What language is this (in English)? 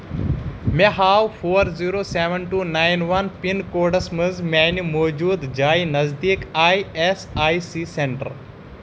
Kashmiri